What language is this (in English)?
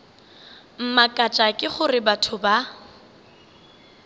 Northern Sotho